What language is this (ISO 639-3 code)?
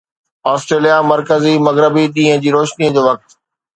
snd